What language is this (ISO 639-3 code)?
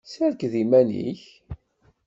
kab